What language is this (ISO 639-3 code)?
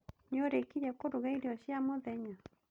kik